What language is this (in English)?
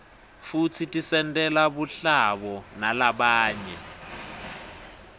Swati